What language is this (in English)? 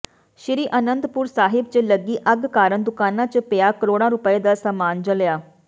Punjabi